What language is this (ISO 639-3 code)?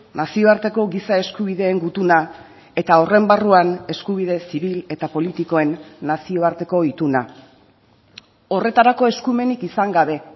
eus